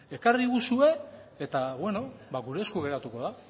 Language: Basque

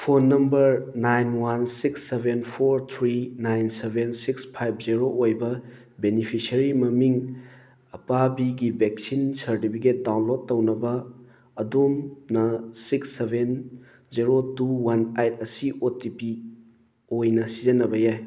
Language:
Manipuri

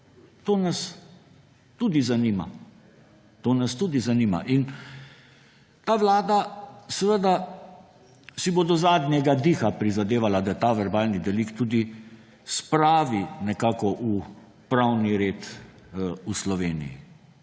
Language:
Slovenian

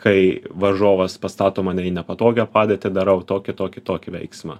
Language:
Lithuanian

